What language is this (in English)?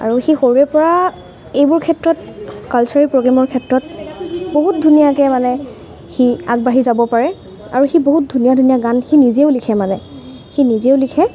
Assamese